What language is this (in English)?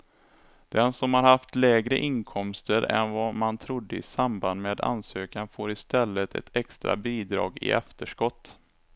Swedish